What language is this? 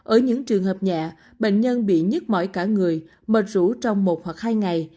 Vietnamese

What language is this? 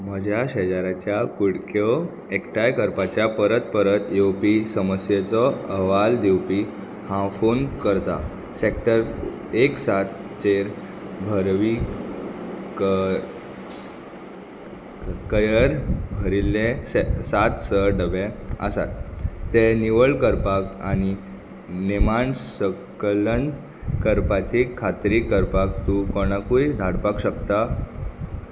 Konkani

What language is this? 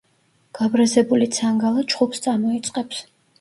Georgian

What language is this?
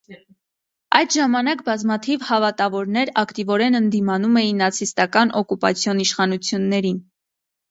Armenian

